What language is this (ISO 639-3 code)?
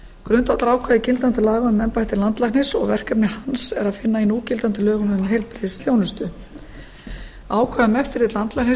isl